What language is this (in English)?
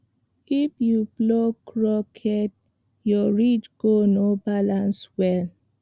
Nigerian Pidgin